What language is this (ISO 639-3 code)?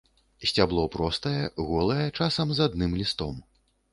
bel